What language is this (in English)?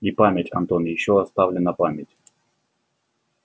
Russian